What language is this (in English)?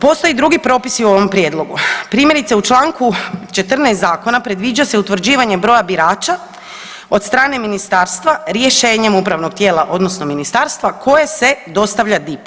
Croatian